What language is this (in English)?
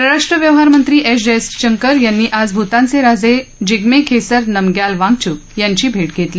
Marathi